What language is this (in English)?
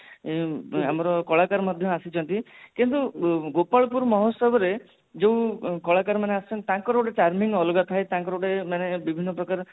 Odia